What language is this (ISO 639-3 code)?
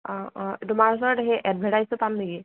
asm